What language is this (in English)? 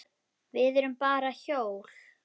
Icelandic